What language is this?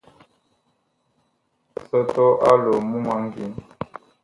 Bakoko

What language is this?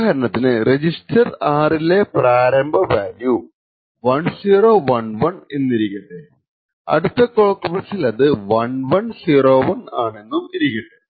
Malayalam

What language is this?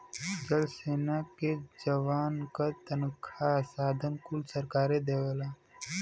Bhojpuri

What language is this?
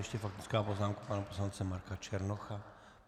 Czech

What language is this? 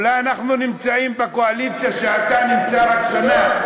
Hebrew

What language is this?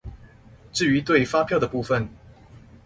Chinese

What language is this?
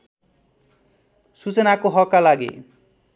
Nepali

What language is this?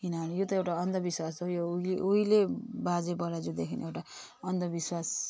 Nepali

